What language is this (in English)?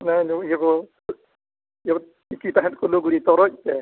Santali